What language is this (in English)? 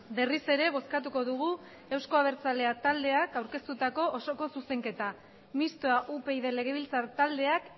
Basque